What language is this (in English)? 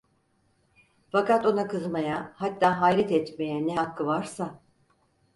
Turkish